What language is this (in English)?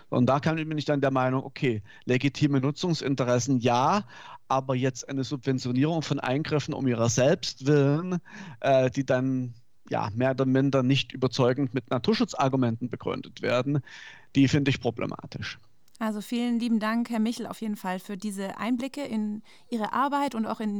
German